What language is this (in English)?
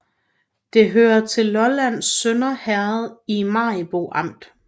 Danish